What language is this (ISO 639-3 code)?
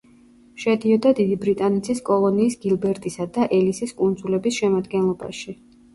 kat